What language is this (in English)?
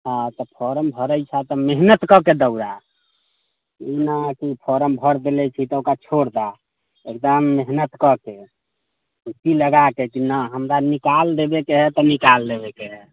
Maithili